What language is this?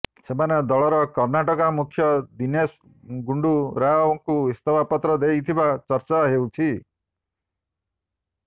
Odia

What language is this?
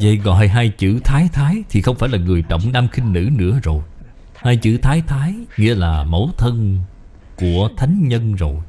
Vietnamese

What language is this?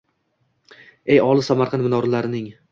Uzbek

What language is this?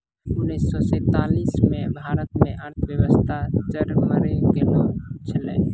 Maithili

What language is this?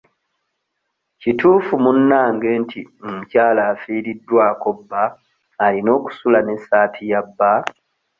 Ganda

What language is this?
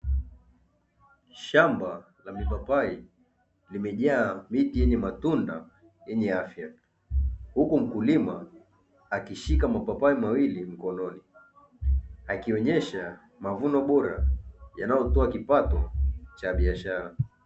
Swahili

